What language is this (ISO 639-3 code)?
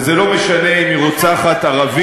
heb